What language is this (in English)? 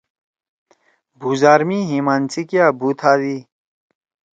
Torwali